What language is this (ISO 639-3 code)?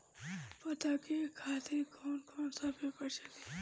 bho